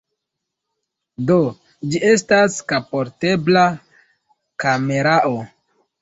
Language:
Esperanto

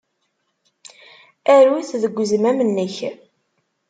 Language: Kabyle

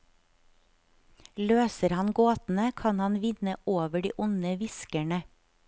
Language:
Norwegian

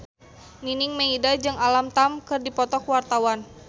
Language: Sundanese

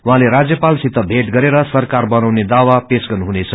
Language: Nepali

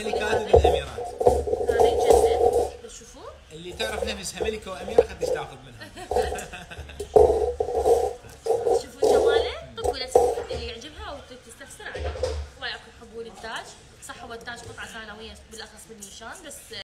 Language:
Arabic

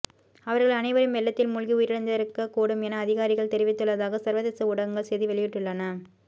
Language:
Tamil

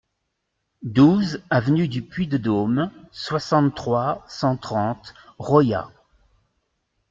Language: French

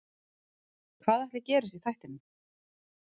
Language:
Icelandic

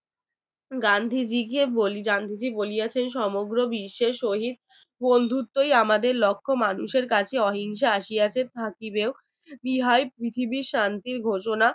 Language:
Bangla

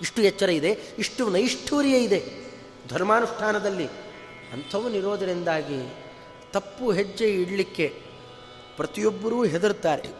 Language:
Kannada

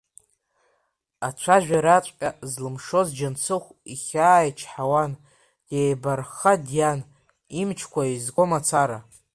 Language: Abkhazian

